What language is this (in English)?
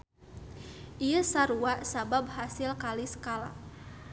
Sundanese